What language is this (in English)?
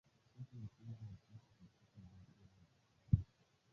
Swahili